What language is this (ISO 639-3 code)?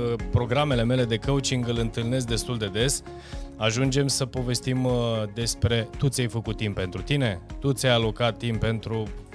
ron